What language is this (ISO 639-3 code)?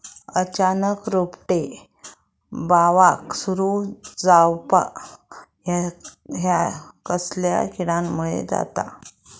mar